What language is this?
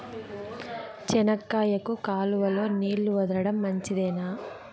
Telugu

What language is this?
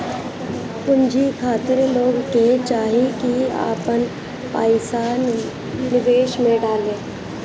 Bhojpuri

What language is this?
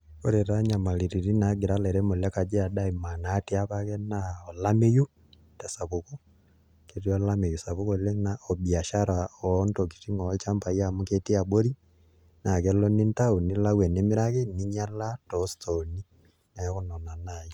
Masai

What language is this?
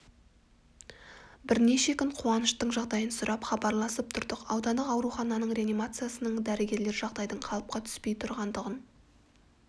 Kazakh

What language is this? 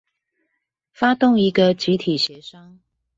Chinese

